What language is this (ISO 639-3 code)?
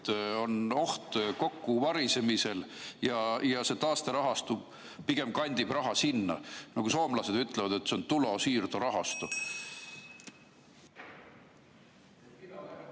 est